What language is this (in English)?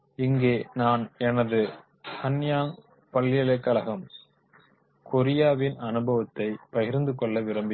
Tamil